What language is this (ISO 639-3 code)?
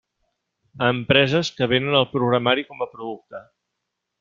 cat